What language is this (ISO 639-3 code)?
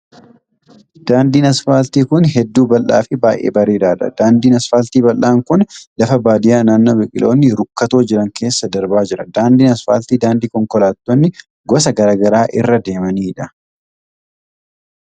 orm